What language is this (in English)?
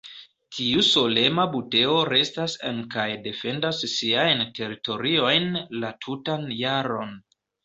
Esperanto